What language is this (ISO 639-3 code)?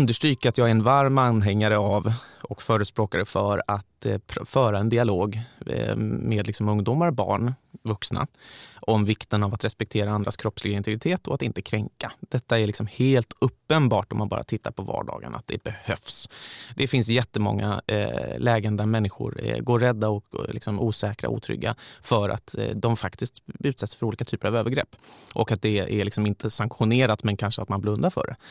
swe